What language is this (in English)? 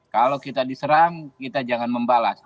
Indonesian